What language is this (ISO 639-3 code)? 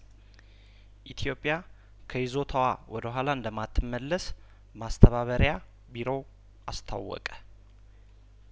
amh